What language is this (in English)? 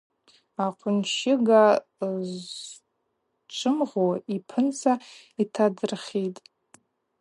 Abaza